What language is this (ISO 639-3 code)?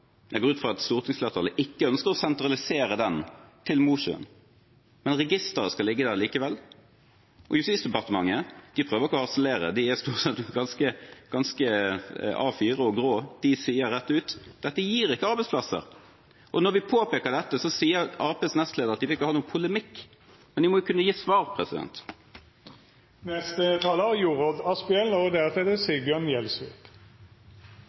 nob